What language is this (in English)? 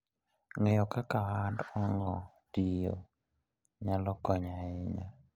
Luo (Kenya and Tanzania)